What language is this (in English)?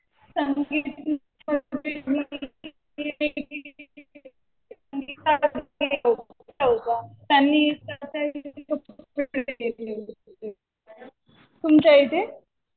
Marathi